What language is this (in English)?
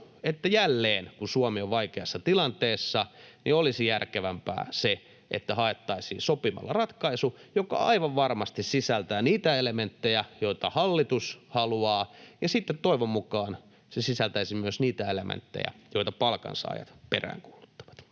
Finnish